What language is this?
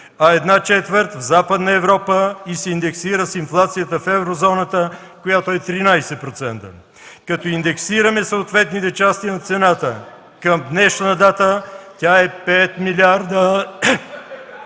Bulgarian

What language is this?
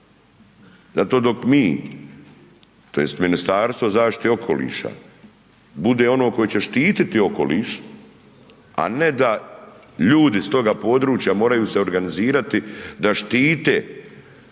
Croatian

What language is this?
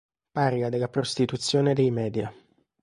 Italian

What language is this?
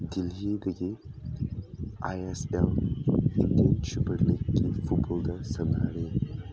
Manipuri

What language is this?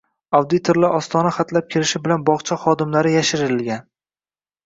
Uzbek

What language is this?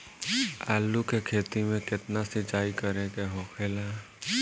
Bhojpuri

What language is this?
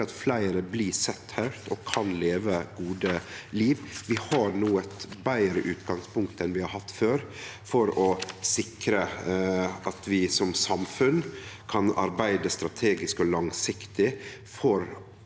Norwegian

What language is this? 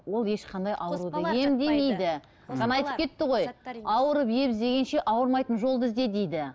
Kazakh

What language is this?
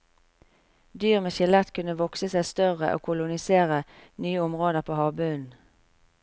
Norwegian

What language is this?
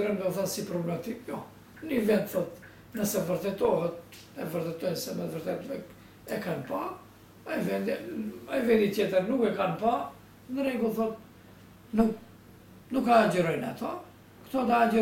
Romanian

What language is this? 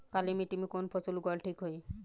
Bhojpuri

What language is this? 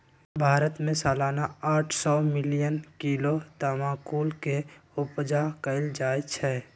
Magahi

